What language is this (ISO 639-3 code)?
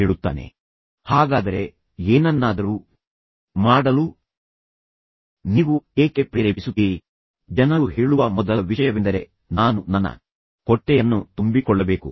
kan